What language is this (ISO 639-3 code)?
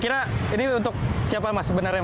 ind